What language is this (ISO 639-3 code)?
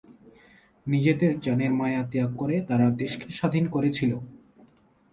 ben